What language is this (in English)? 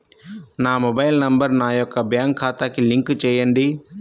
Telugu